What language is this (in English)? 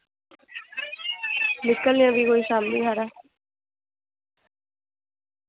Dogri